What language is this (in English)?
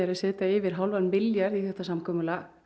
Icelandic